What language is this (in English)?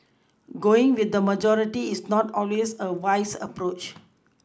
English